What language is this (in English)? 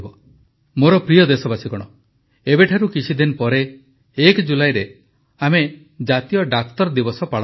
Odia